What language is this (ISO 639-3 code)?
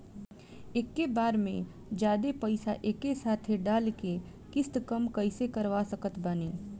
bho